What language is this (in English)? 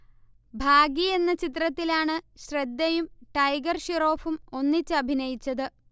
Malayalam